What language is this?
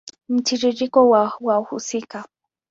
Swahili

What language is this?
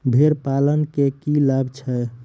Maithili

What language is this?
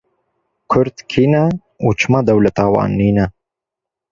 Kurdish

